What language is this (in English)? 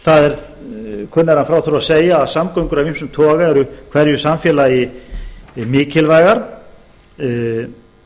Icelandic